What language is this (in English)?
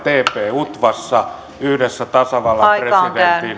Finnish